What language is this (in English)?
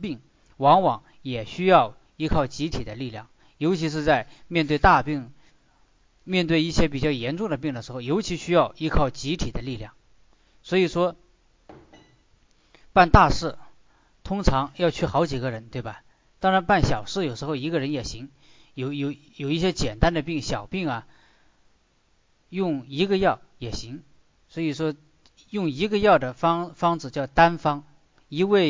Chinese